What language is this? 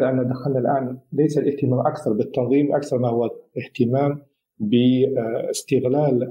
Arabic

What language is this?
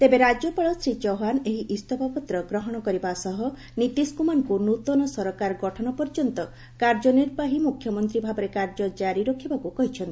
Odia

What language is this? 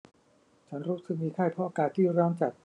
Thai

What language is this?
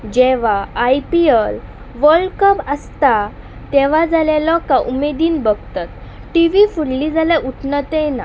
Konkani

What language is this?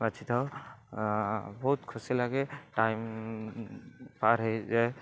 Odia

